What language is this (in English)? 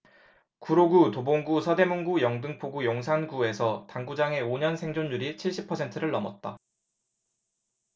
Korean